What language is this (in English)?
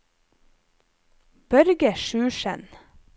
Norwegian